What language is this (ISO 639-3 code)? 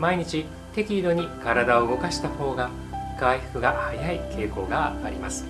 jpn